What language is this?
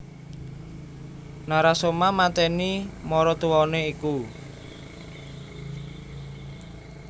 Javanese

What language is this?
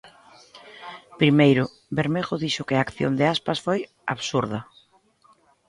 Galician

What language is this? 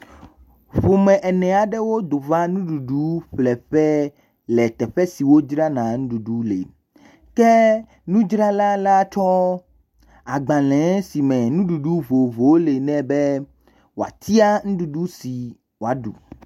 Ewe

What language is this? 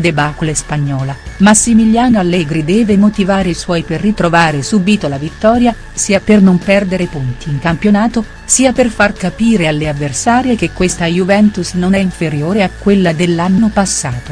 Italian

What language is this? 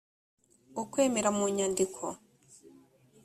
Kinyarwanda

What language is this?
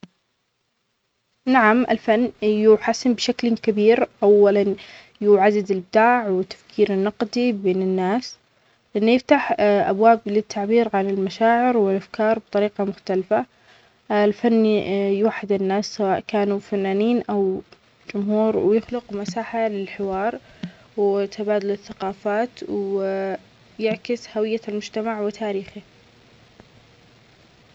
Omani Arabic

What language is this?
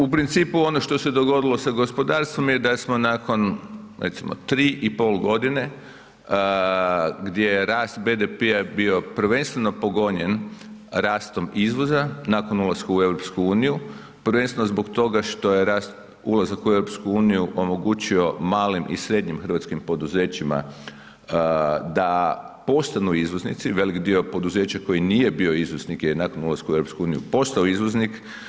Croatian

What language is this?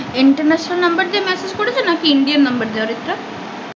Bangla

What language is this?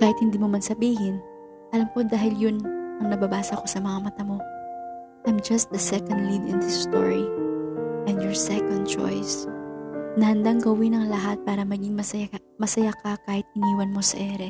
Filipino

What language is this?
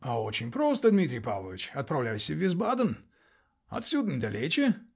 Russian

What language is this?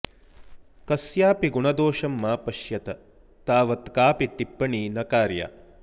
Sanskrit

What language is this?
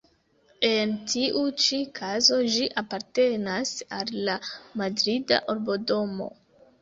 Esperanto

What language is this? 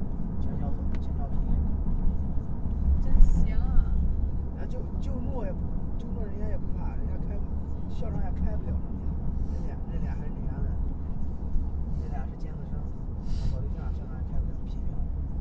Chinese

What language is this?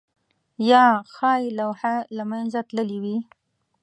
Pashto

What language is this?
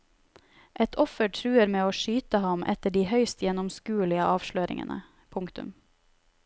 Norwegian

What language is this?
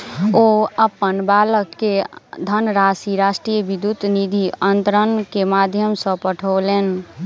Maithili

